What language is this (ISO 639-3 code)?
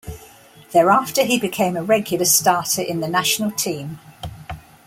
eng